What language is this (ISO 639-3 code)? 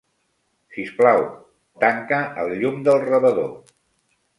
cat